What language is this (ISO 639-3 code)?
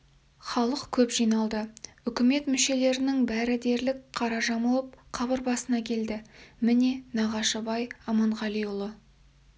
kaz